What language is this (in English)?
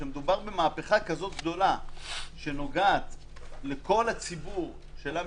Hebrew